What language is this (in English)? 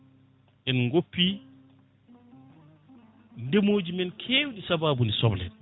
Fula